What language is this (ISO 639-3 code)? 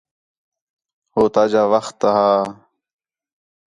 xhe